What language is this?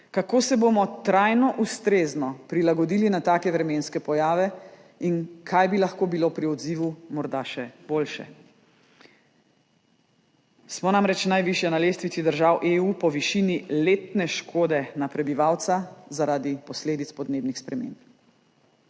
Slovenian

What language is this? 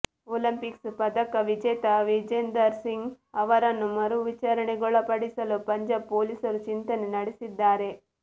Kannada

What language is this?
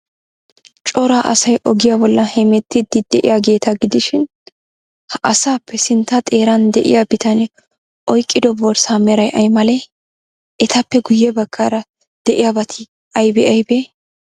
Wolaytta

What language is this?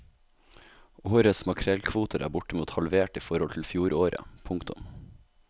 Norwegian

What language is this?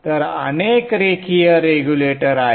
Marathi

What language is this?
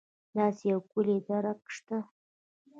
Pashto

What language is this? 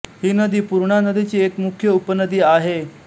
Marathi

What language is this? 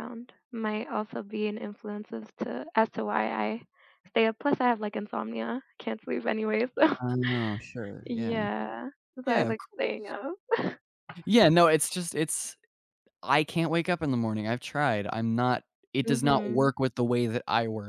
English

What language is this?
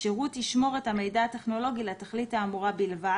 Hebrew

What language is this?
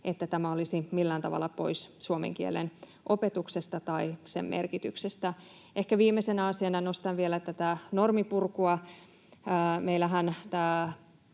Finnish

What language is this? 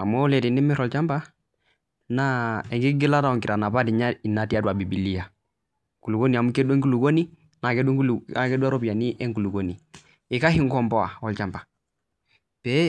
Masai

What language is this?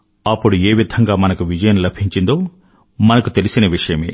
Telugu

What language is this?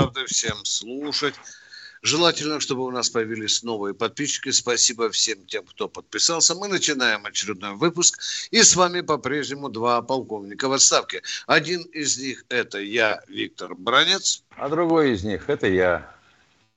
Russian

